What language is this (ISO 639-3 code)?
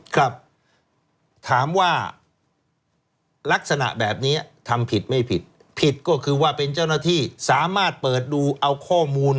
tha